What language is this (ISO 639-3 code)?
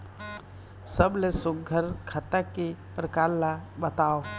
hne